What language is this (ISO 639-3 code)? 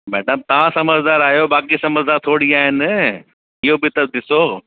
snd